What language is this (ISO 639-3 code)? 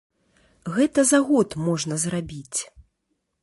bel